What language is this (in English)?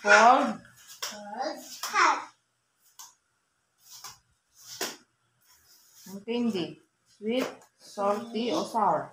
Filipino